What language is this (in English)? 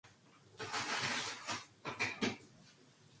Korean